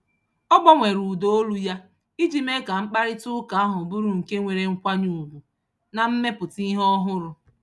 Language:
Igbo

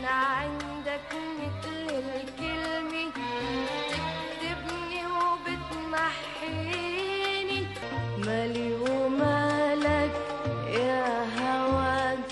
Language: Arabic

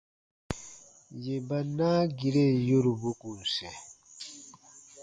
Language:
Baatonum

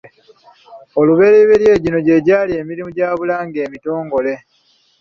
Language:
Ganda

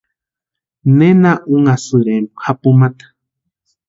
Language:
Western Highland Purepecha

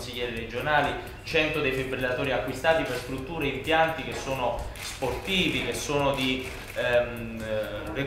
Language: Italian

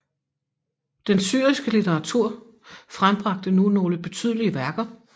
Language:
Danish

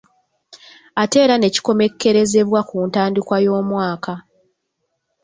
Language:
Ganda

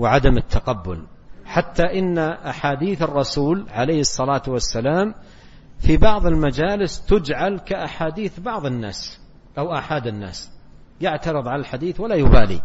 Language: Arabic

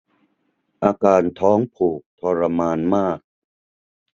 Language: Thai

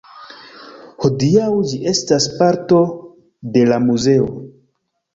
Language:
Esperanto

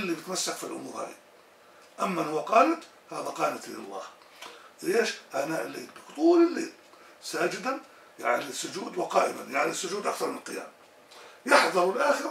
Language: Arabic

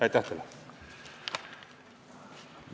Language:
Estonian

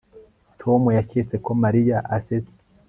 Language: Kinyarwanda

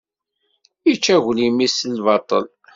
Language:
Kabyle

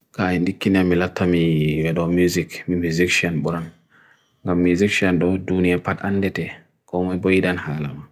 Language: Bagirmi Fulfulde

